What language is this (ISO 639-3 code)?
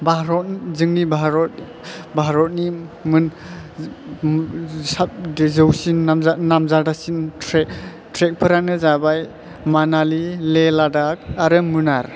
brx